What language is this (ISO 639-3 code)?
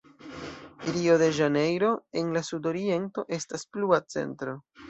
epo